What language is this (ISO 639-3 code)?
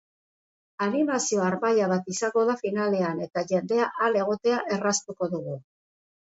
eus